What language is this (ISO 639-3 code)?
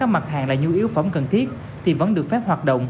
vie